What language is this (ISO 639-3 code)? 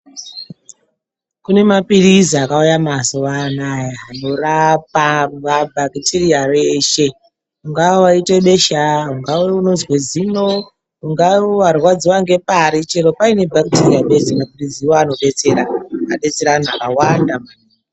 ndc